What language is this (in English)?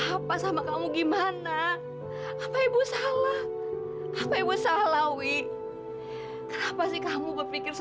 Indonesian